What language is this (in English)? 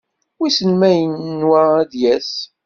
Kabyle